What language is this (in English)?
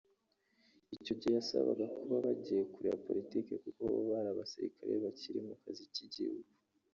Kinyarwanda